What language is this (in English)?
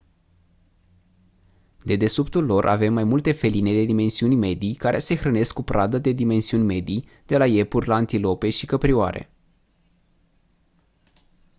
Romanian